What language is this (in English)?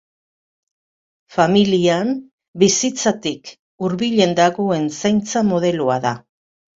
Basque